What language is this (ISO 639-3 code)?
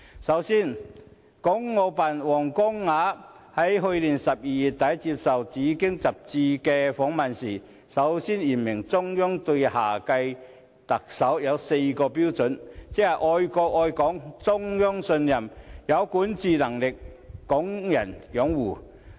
yue